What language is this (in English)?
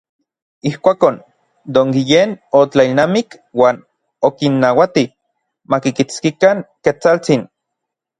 Orizaba Nahuatl